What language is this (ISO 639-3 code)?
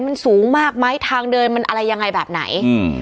tha